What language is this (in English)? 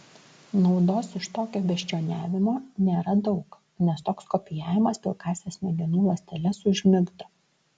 Lithuanian